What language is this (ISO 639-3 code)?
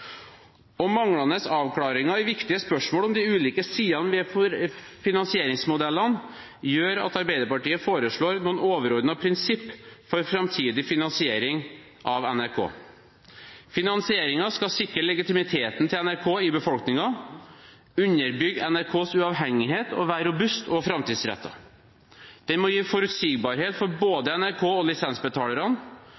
nob